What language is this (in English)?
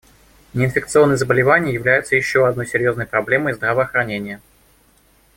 Russian